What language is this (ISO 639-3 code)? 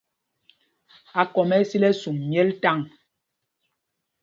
mgg